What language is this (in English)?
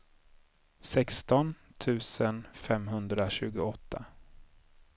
Swedish